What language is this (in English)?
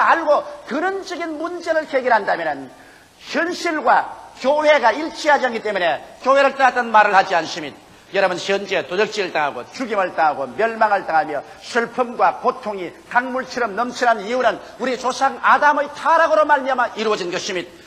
Korean